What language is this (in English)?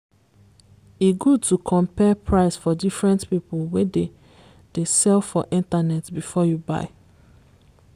Nigerian Pidgin